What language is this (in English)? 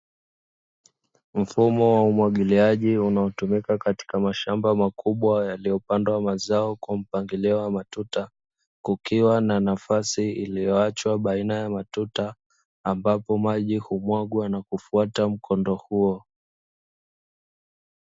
Swahili